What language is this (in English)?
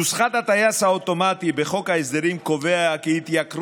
Hebrew